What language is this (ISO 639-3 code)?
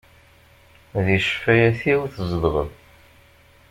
kab